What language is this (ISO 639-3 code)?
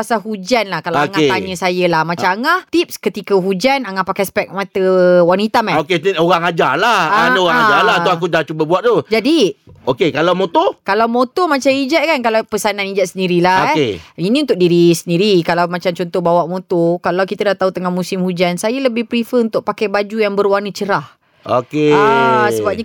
msa